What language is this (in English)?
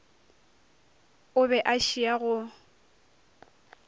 Northern Sotho